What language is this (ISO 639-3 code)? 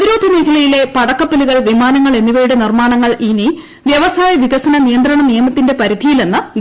mal